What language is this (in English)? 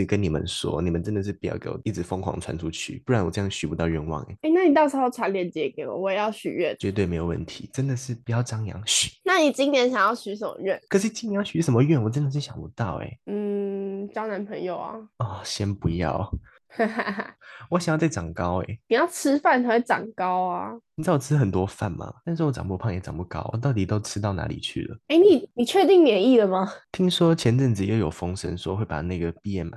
Chinese